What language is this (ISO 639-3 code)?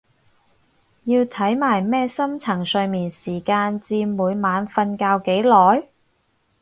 yue